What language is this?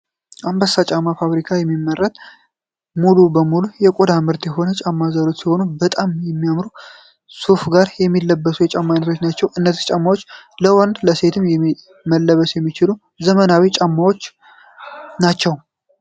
Amharic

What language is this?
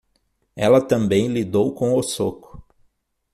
Portuguese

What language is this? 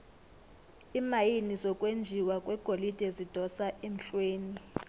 South Ndebele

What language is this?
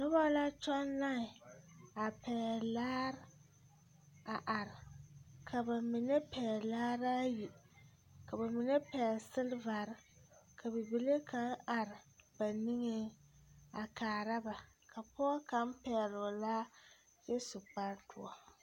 Southern Dagaare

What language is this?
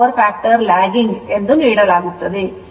Kannada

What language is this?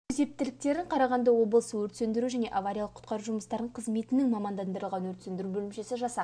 Kazakh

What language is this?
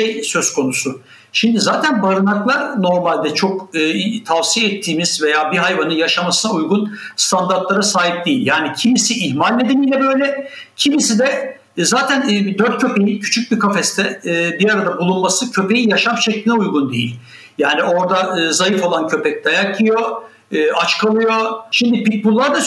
Turkish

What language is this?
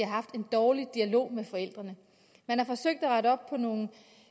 Danish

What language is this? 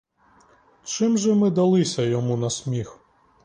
Ukrainian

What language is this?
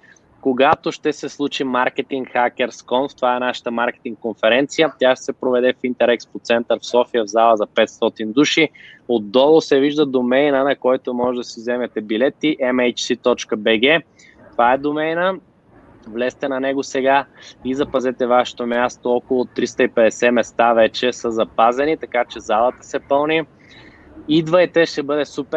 Bulgarian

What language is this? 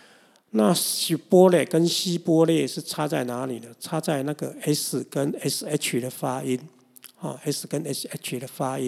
Chinese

